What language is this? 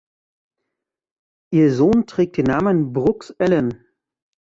German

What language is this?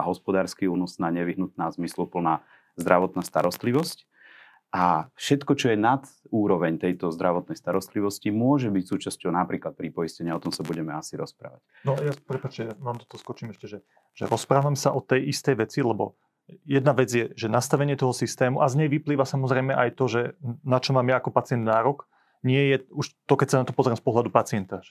Slovak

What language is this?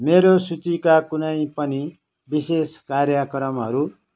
Nepali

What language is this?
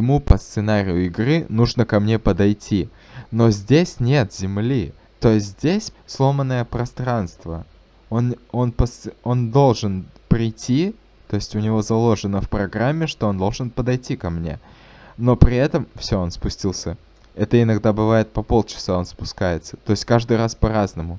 Russian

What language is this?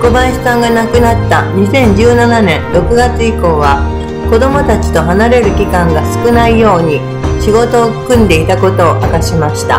Japanese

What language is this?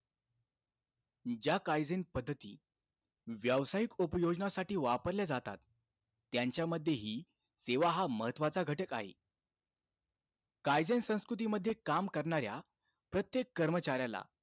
Marathi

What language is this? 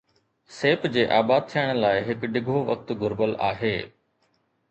Sindhi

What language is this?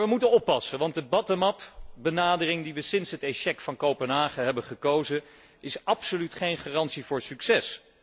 Dutch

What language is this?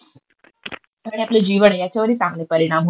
Marathi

